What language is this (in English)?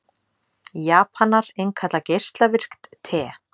Icelandic